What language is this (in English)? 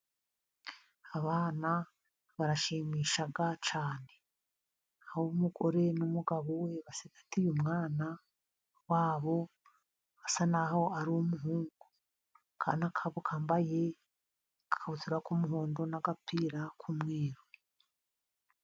Kinyarwanda